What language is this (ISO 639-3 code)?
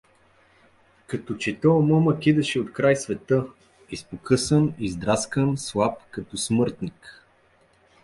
bul